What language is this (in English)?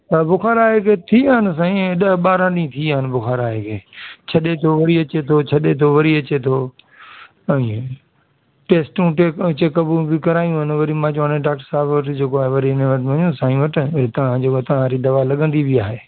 Sindhi